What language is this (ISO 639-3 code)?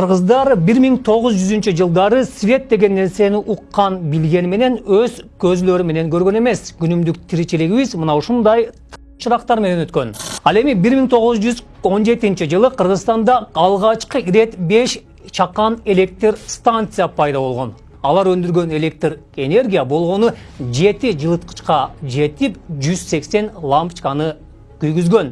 tur